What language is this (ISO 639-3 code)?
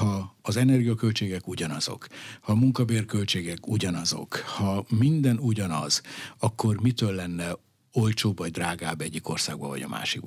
hun